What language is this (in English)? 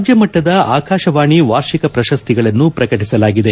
Kannada